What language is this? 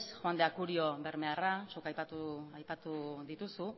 Basque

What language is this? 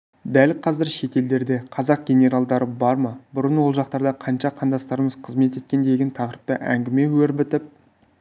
Kazakh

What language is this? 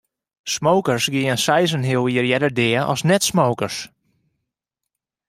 Western Frisian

